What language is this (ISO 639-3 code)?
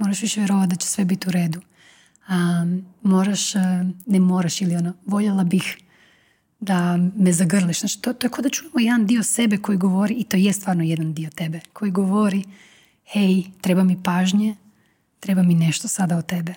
hrv